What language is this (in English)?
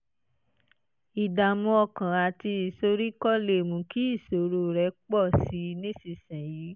Yoruba